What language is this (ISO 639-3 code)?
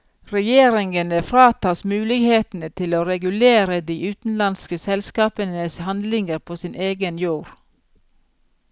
nor